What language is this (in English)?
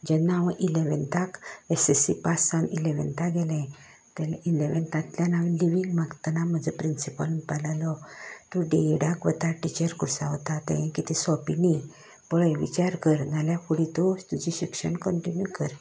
Konkani